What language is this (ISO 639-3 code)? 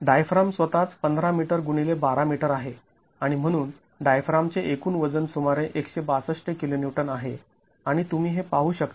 mar